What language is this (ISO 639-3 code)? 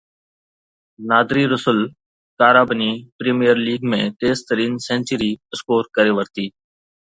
snd